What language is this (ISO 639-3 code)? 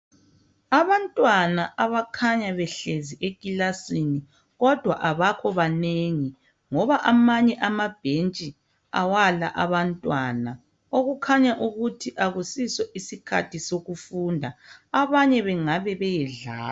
nde